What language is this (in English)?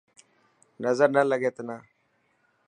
Dhatki